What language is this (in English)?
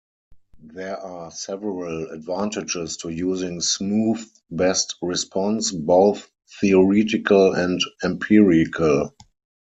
English